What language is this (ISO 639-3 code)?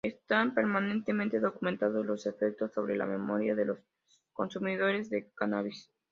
spa